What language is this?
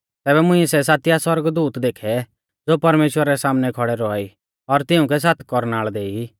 Mahasu Pahari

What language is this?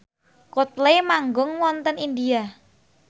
Javanese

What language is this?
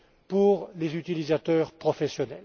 French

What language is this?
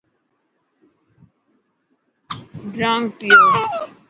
Dhatki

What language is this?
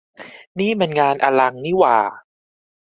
Thai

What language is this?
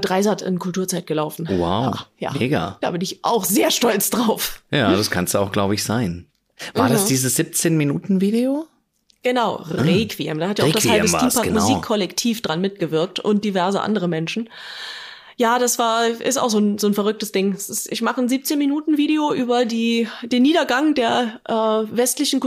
German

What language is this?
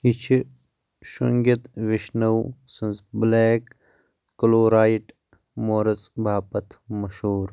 Kashmiri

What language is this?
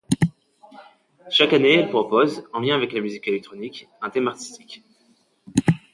French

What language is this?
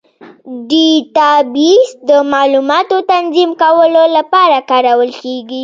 Pashto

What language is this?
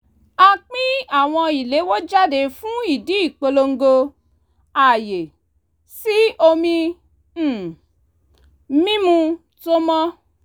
Yoruba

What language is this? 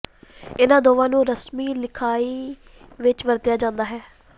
Punjabi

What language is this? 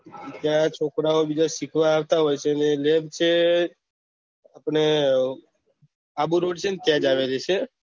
Gujarati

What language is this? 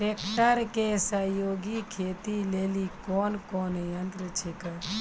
Maithili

